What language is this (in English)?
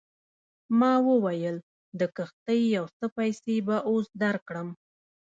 Pashto